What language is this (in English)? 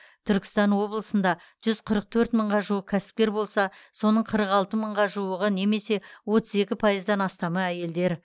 Kazakh